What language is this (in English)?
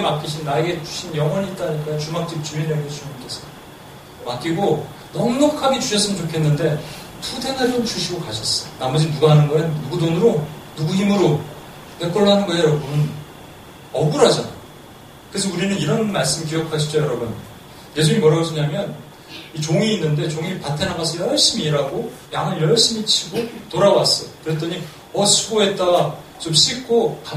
Korean